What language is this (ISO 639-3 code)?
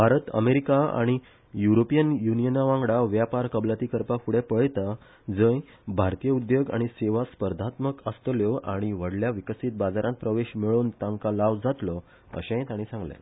kok